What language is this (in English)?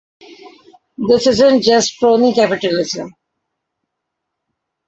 English